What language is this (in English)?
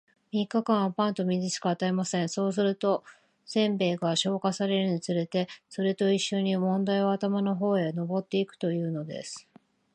Japanese